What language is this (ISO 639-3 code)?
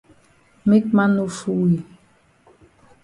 wes